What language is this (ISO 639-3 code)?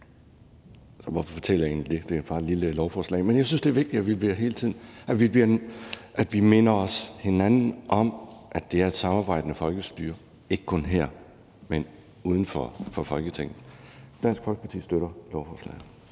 dan